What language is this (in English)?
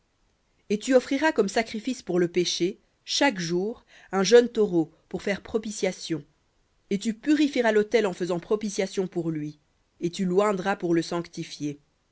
French